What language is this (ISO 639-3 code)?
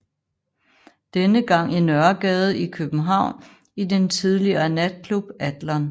dan